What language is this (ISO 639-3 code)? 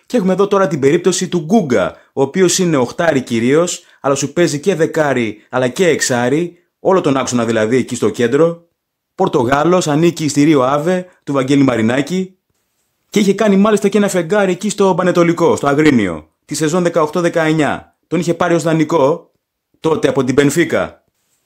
ell